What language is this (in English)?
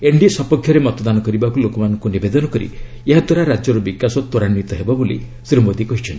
Odia